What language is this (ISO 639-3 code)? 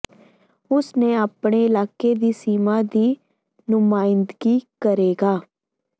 pan